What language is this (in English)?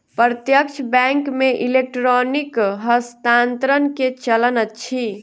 Maithili